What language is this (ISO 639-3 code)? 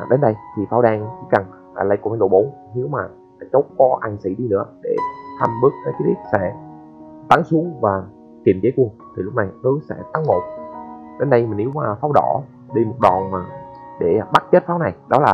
vie